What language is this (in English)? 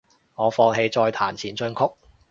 Cantonese